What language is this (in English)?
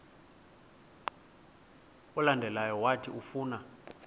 Xhosa